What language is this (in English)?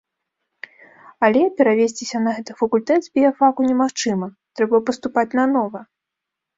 Belarusian